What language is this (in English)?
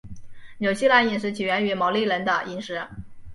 Chinese